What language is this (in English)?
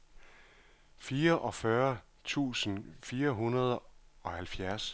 Danish